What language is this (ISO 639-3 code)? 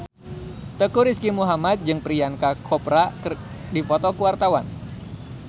sun